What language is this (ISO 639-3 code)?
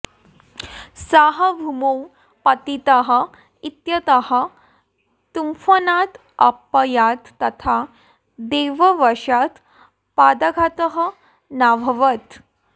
san